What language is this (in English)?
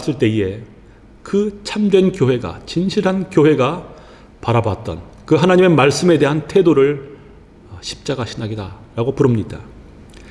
Korean